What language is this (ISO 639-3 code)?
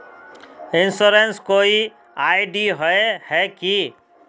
mag